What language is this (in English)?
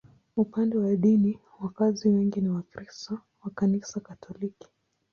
Swahili